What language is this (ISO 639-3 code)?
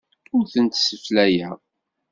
kab